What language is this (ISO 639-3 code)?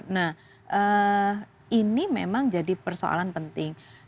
ind